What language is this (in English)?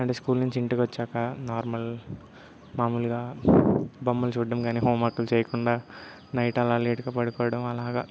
Telugu